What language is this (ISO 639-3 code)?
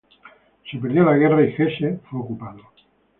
spa